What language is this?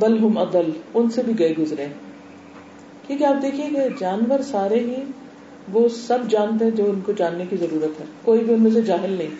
Urdu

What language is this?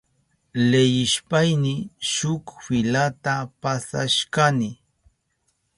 Southern Pastaza Quechua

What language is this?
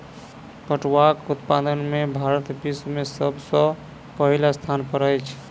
Maithili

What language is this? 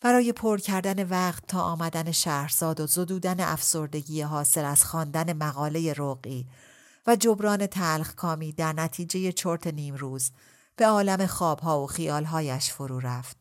Persian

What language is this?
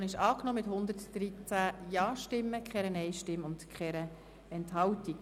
Swiss German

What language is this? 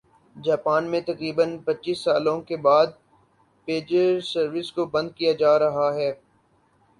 Urdu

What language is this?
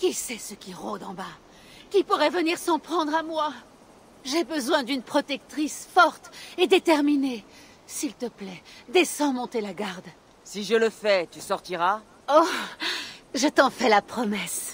French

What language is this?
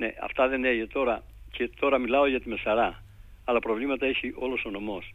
Greek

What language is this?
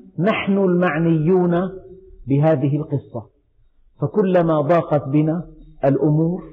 Arabic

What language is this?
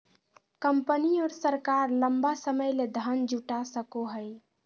Magahi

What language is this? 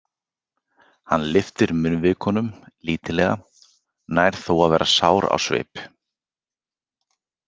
Icelandic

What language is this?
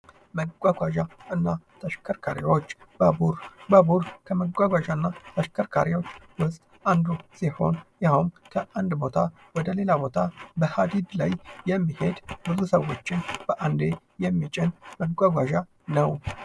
Amharic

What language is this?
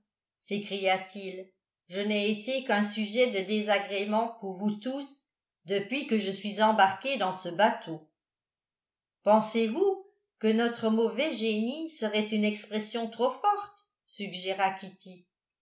French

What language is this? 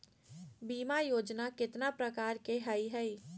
Magahi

